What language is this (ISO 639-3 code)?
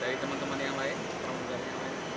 ind